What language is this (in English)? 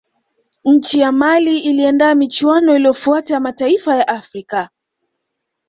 Swahili